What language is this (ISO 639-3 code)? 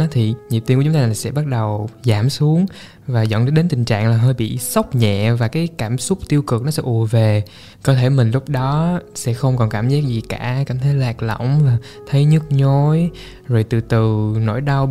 vie